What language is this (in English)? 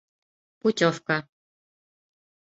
Bashkir